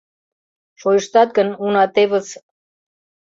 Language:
Mari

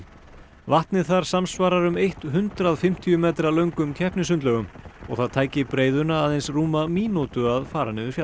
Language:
Icelandic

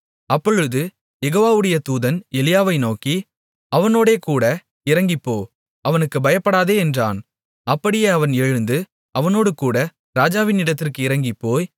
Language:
Tamil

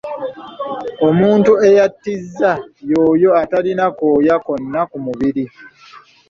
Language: Ganda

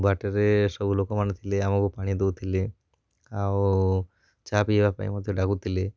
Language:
Odia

